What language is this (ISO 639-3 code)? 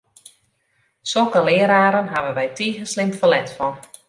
fry